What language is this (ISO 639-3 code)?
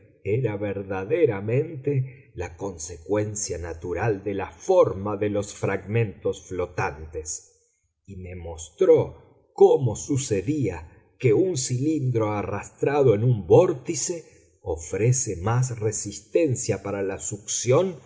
spa